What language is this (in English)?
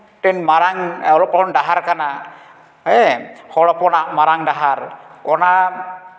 Santali